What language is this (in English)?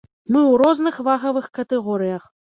Belarusian